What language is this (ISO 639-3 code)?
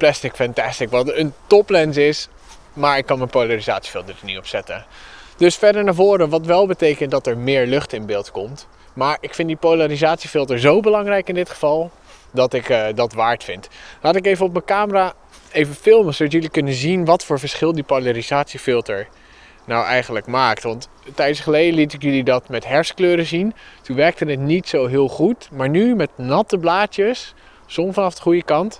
nld